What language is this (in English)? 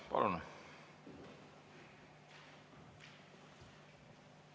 Estonian